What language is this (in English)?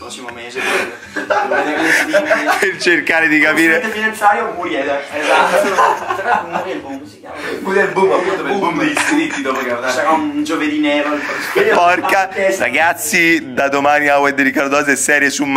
Italian